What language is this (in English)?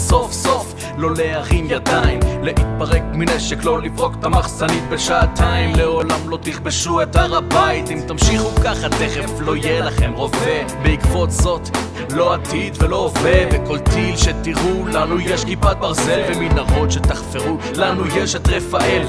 Hebrew